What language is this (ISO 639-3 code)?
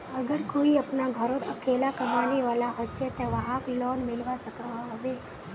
mag